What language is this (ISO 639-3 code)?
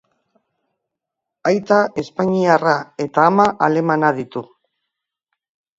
eus